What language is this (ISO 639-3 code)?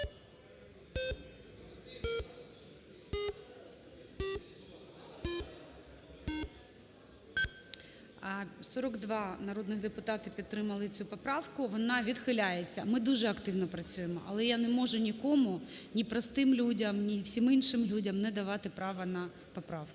ukr